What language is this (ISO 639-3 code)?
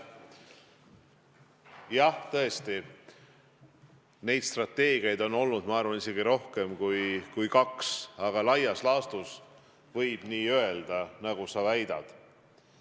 est